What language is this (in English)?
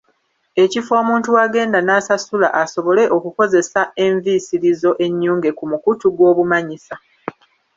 Ganda